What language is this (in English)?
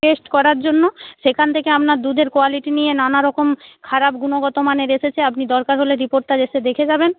Bangla